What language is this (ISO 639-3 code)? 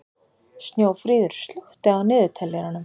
isl